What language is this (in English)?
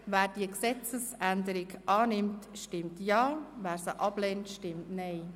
Swiss German